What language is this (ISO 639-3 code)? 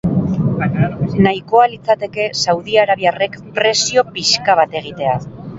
eus